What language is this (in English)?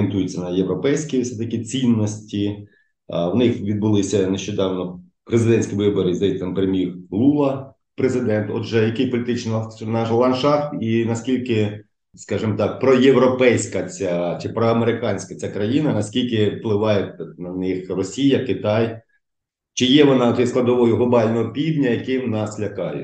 Ukrainian